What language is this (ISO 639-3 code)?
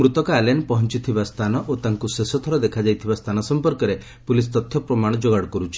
ori